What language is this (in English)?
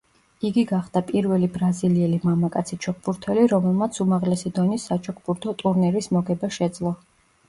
Georgian